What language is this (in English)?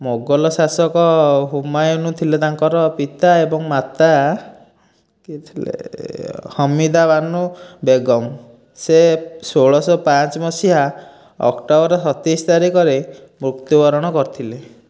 Odia